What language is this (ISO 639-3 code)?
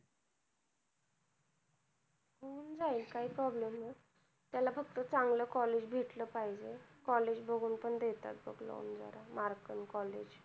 mar